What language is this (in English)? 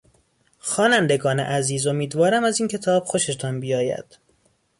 Persian